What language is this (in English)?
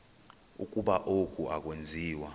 Xhosa